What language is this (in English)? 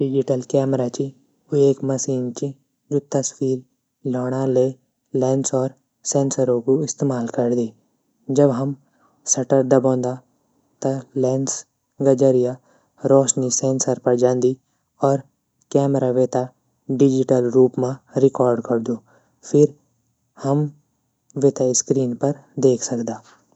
Garhwali